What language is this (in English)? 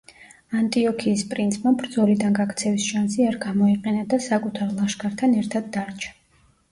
Georgian